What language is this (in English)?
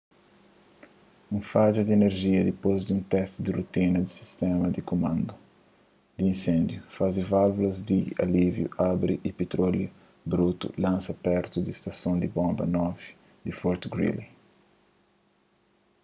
Kabuverdianu